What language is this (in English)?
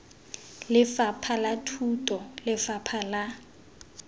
Tswana